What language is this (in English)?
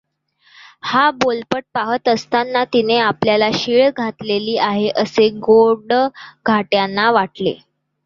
Marathi